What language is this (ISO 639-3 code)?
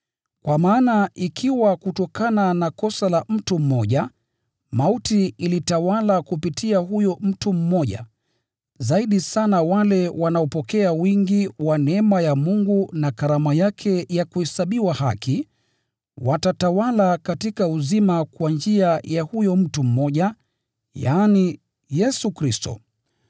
swa